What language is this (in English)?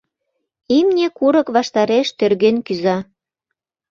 Mari